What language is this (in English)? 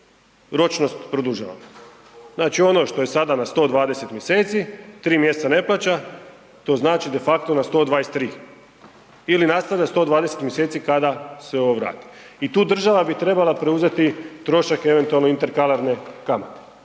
Croatian